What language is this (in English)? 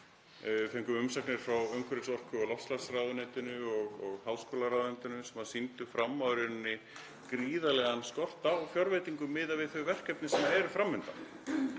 Icelandic